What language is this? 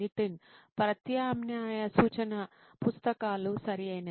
Telugu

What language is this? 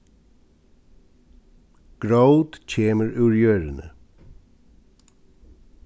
Faroese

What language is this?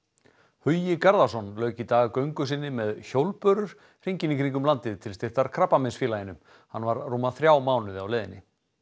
Icelandic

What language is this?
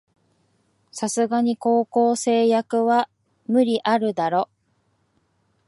Japanese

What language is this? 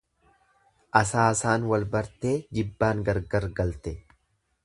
Oromo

